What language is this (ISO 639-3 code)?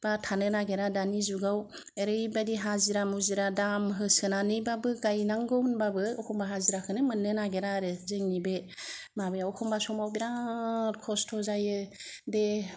brx